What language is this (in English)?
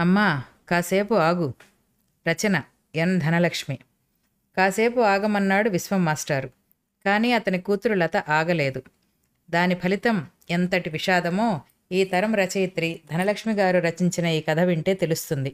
Telugu